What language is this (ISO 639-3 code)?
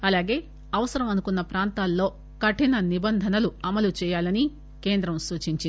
tel